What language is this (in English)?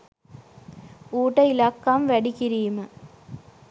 Sinhala